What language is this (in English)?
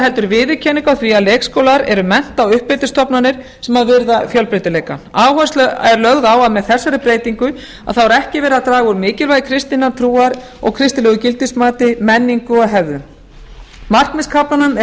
Icelandic